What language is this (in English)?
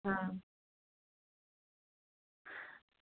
Dogri